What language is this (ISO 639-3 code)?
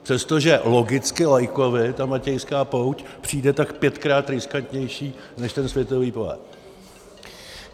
ces